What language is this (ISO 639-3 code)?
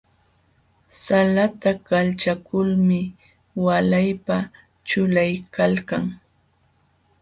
qxw